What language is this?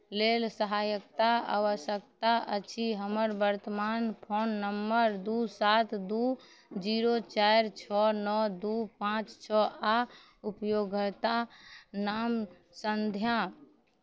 Maithili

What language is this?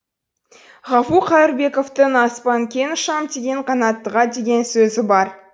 Kazakh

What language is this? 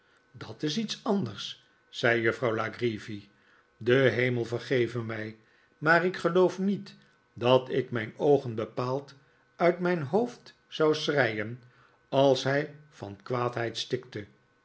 Dutch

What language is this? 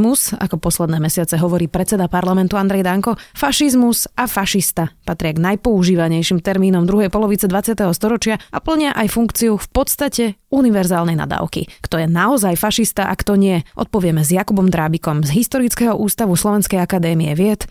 Slovak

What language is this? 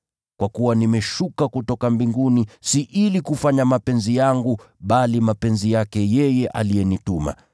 Swahili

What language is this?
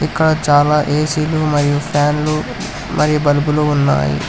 Telugu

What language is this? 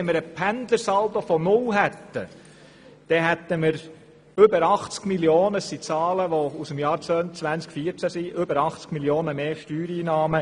Swiss German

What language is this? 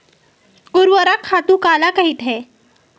Chhattisgarhi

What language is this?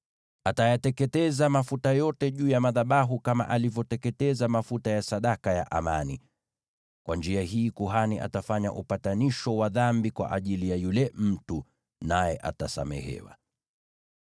Swahili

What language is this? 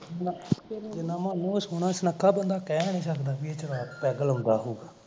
Punjabi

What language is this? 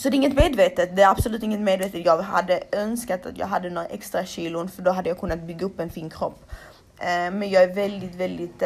Swedish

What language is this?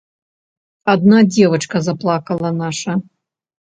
Belarusian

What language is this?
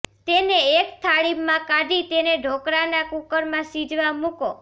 Gujarati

